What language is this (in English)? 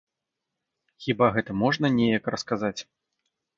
Belarusian